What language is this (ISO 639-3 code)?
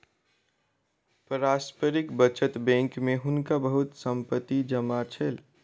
mai